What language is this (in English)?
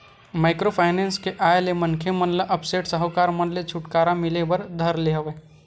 Chhattisgarhi